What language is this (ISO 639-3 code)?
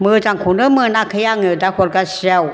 brx